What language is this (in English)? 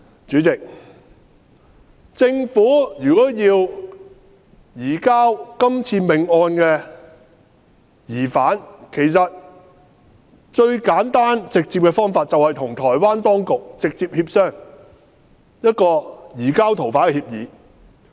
Cantonese